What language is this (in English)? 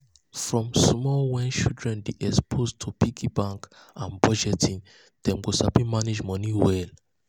Nigerian Pidgin